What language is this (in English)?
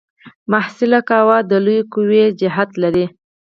Pashto